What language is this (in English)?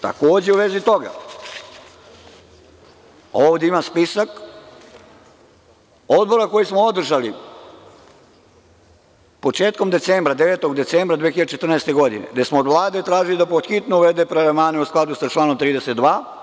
Serbian